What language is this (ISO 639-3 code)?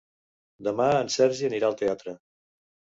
cat